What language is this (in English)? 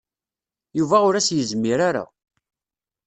Kabyle